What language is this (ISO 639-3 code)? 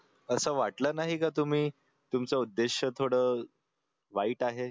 mar